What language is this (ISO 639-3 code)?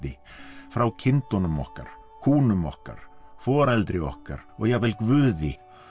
isl